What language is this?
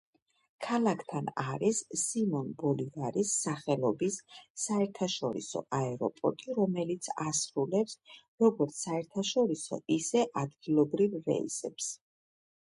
Georgian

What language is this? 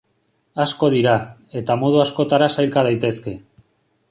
Basque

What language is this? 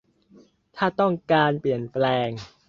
Thai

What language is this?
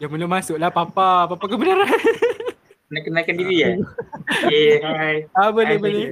Malay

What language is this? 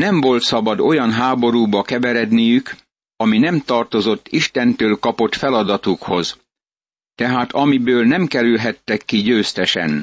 Hungarian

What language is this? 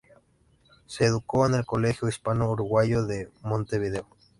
Spanish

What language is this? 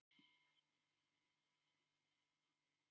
Icelandic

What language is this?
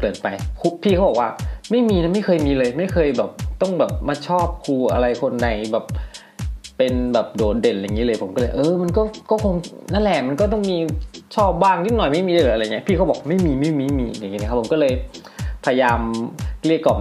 Thai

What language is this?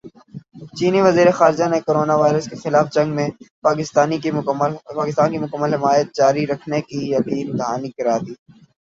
Urdu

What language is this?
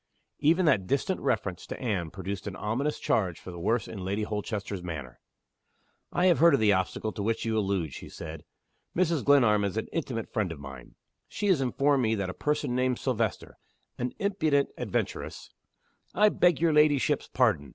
English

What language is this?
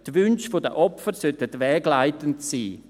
Swiss German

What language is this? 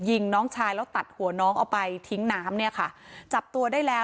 Thai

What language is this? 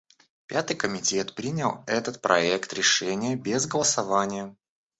Russian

